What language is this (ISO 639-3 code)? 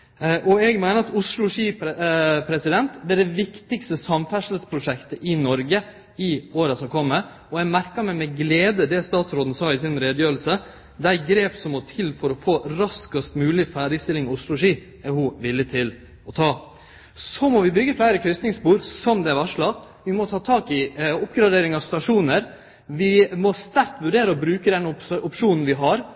nno